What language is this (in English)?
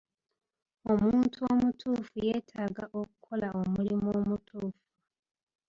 Ganda